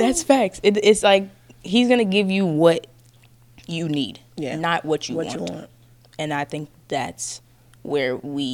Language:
English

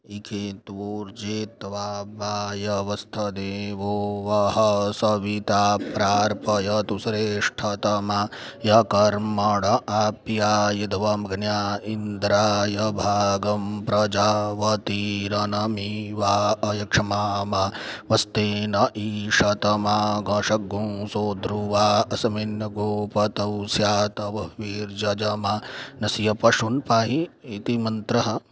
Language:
Sanskrit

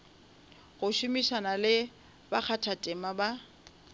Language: Northern Sotho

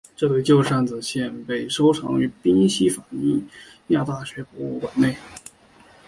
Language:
Chinese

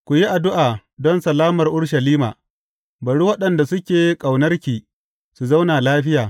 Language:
Hausa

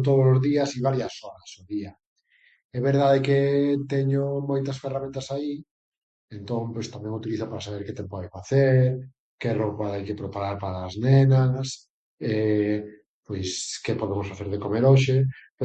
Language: Galician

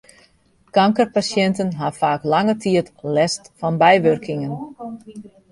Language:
Western Frisian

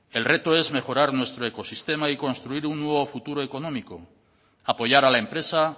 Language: Spanish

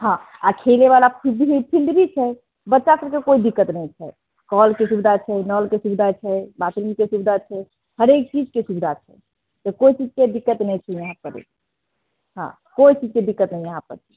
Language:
Maithili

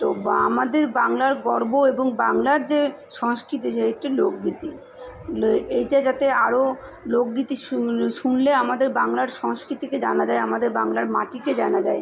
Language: Bangla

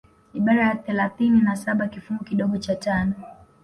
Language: Swahili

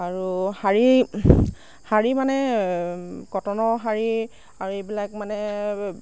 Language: Assamese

